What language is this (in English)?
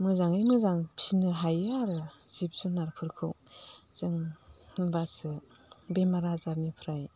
Bodo